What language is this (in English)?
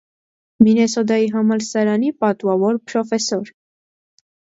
Armenian